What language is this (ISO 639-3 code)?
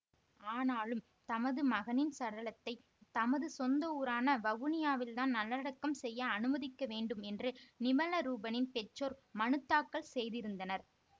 tam